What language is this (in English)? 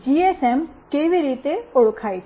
Gujarati